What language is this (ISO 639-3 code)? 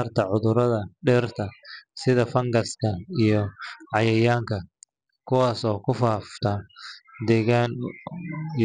som